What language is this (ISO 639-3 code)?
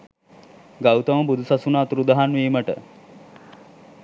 sin